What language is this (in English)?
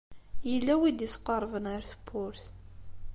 Kabyle